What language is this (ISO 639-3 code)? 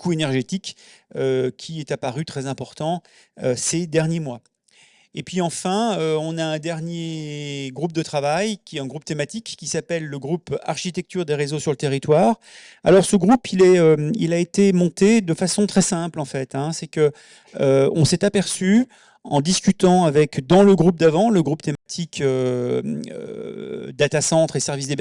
fra